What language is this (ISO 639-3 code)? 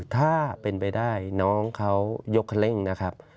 tha